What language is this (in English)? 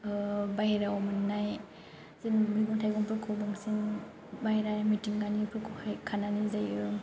Bodo